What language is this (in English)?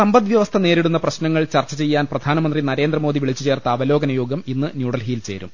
Malayalam